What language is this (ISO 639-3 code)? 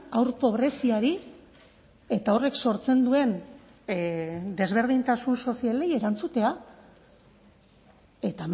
eus